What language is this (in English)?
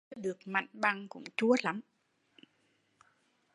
Vietnamese